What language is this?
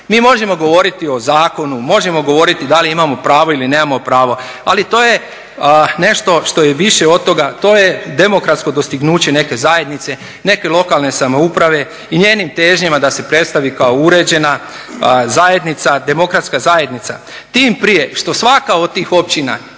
Croatian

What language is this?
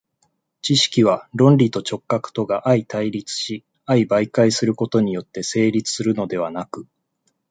Japanese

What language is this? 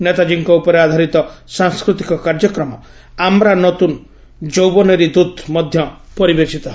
Odia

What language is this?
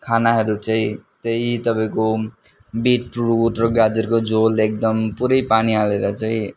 Nepali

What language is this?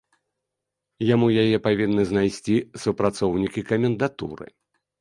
Belarusian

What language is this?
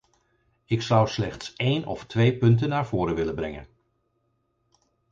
Dutch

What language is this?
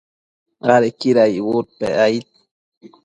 Matsés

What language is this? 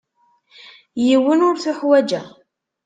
Kabyle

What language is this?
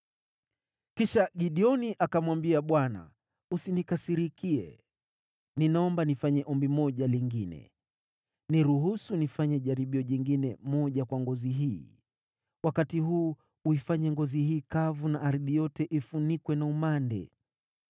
Swahili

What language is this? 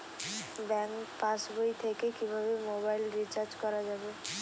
Bangla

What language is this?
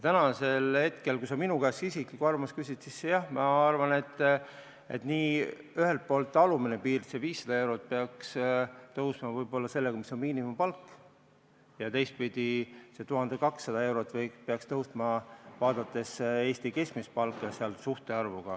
Estonian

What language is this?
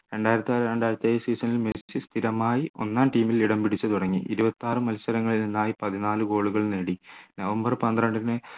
Malayalam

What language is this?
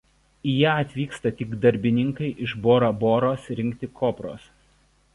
Lithuanian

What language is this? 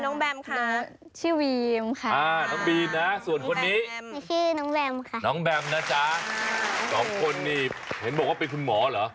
Thai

